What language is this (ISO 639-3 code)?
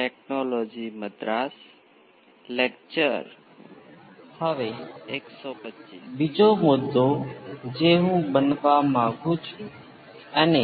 guj